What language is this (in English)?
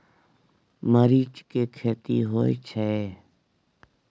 Maithili